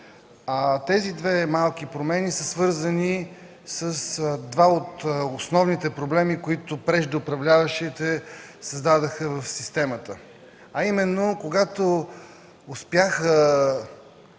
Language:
Bulgarian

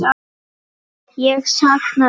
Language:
Icelandic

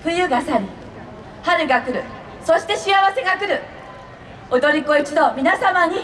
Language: Japanese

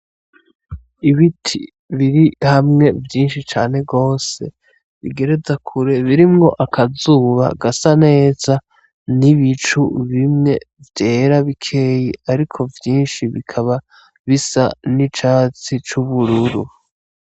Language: Rundi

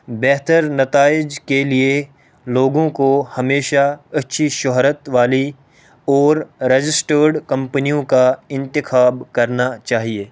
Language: Urdu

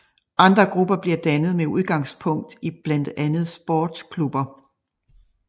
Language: Danish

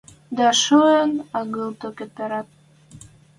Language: Western Mari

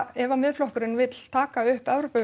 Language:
Icelandic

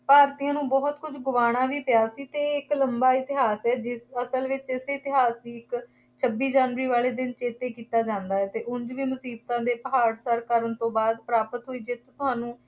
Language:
Punjabi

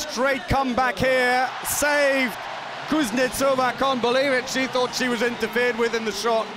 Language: English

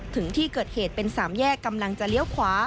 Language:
Thai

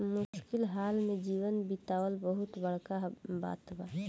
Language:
Bhojpuri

